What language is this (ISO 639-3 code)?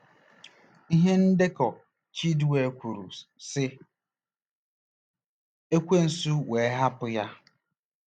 ibo